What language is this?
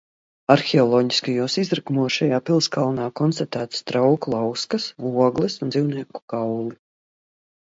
Latvian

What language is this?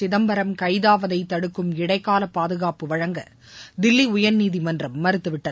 Tamil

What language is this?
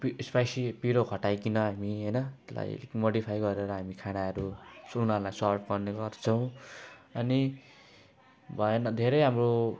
Nepali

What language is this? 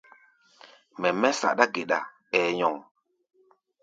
Gbaya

